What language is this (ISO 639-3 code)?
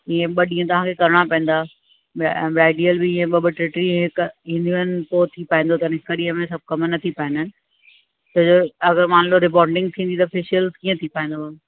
snd